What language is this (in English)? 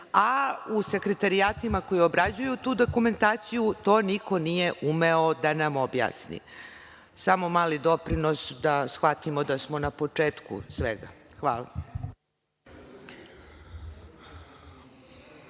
Serbian